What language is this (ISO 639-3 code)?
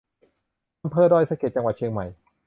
tha